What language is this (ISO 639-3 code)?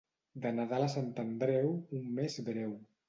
cat